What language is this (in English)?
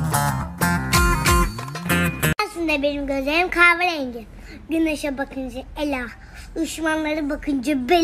Turkish